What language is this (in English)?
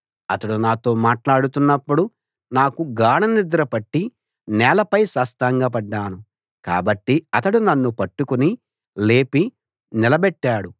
Telugu